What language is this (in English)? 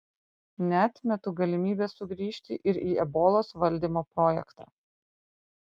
Lithuanian